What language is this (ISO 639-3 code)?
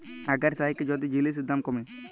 ben